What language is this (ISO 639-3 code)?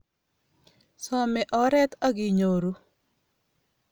kln